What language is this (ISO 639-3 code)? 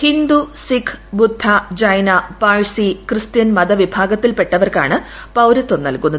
mal